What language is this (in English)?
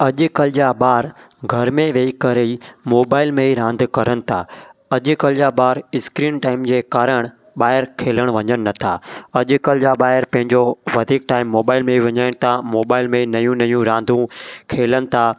Sindhi